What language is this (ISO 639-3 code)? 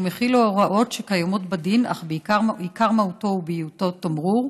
heb